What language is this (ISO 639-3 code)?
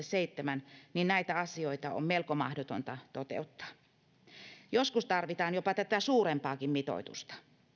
fin